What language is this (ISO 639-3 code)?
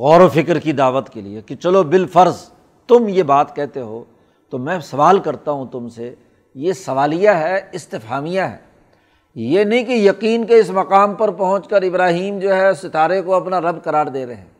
urd